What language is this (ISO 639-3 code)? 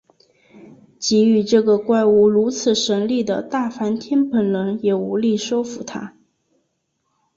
zho